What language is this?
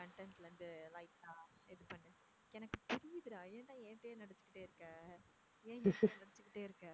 Tamil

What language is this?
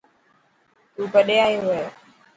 Dhatki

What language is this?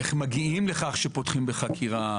Hebrew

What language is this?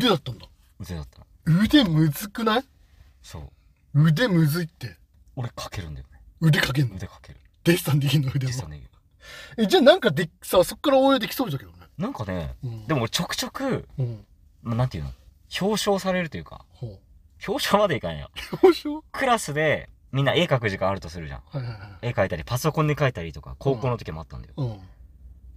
Japanese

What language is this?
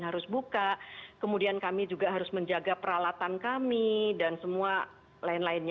Indonesian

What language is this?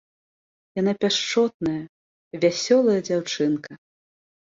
Belarusian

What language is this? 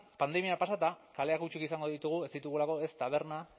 Basque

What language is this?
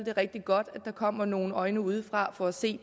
Danish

